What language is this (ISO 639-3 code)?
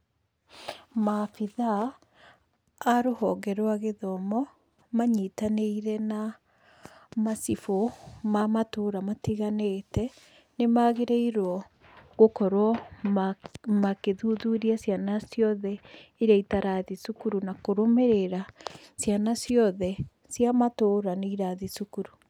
kik